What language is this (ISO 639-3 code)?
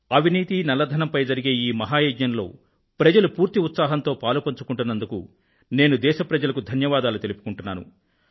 tel